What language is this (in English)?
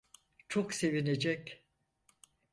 Turkish